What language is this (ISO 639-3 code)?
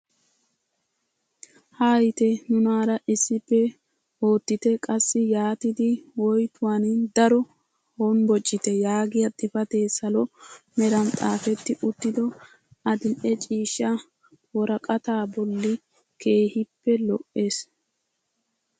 wal